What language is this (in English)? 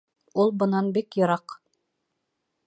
Bashkir